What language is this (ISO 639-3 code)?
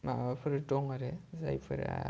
brx